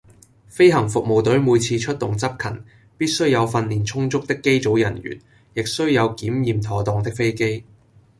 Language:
Cantonese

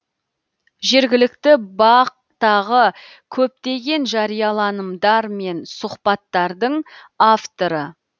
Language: Kazakh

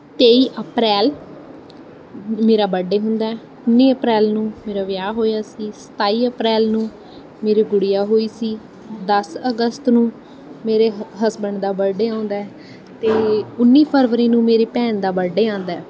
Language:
Punjabi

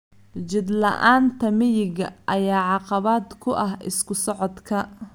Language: Somali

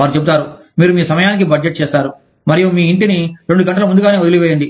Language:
Telugu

